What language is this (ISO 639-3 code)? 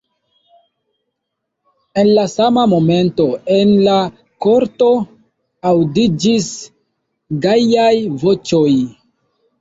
epo